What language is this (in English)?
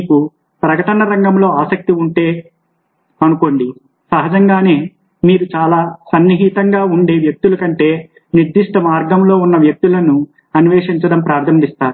Telugu